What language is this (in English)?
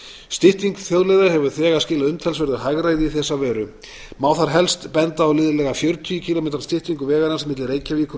Icelandic